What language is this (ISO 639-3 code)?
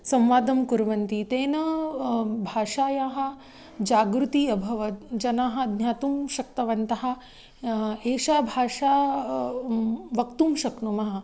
san